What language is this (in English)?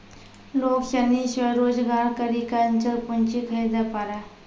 Maithili